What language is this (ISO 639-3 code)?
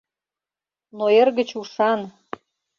chm